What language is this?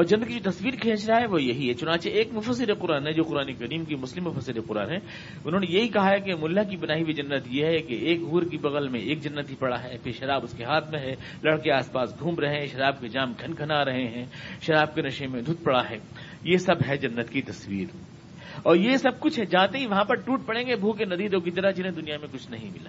Urdu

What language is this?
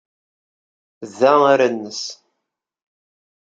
Kabyle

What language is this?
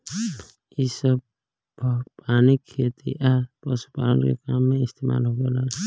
Bhojpuri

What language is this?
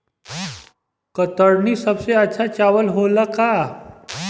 Bhojpuri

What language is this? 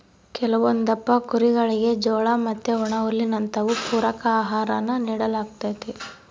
Kannada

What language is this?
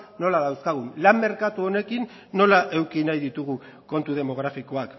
Basque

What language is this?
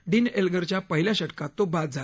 Marathi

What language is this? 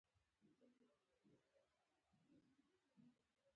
Pashto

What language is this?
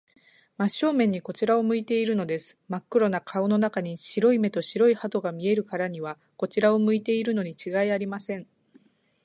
Japanese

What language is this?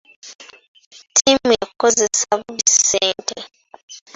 Ganda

